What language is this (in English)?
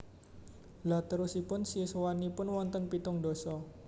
Javanese